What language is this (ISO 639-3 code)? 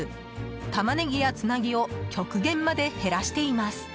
jpn